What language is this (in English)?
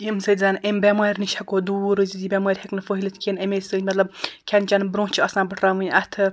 Kashmiri